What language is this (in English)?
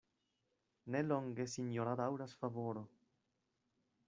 Esperanto